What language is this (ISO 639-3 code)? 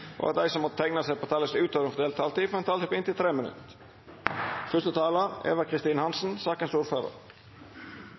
nno